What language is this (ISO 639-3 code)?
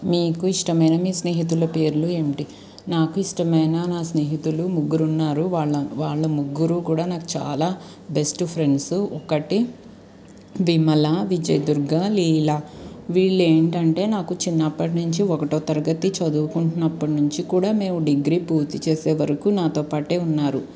tel